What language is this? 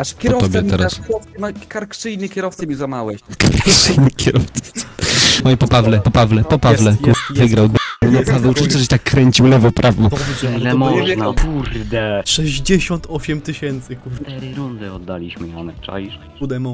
Polish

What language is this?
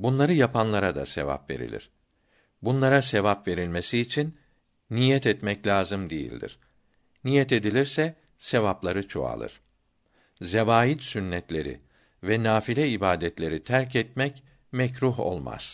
Turkish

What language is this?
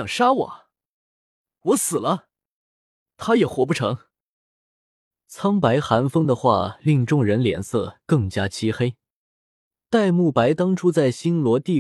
Chinese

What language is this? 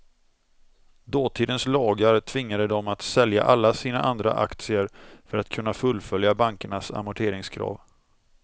Swedish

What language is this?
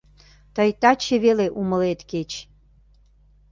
Mari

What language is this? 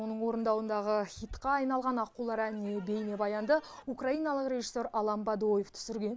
Kazakh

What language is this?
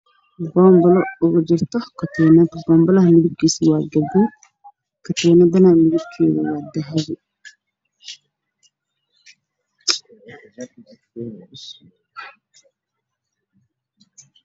Somali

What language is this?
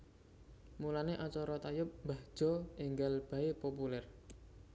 Javanese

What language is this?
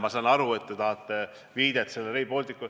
Estonian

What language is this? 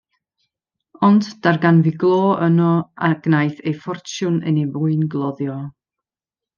Welsh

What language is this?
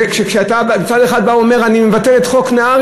Hebrew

